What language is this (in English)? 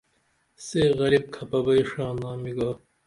Dameli